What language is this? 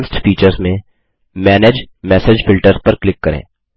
Hindi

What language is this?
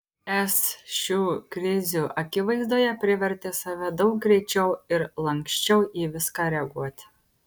Lithuanian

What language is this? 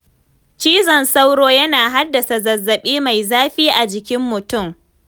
Hausa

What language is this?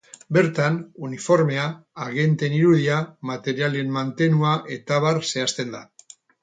Basque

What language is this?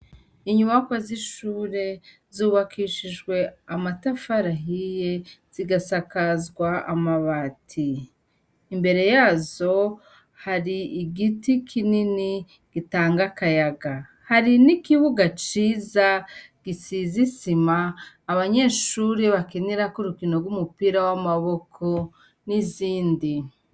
Rundi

